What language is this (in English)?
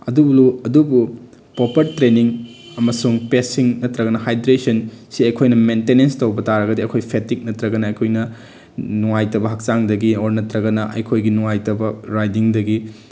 Manipuri